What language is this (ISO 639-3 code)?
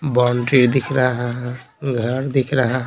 hin